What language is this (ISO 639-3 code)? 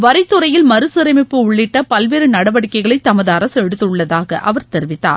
tam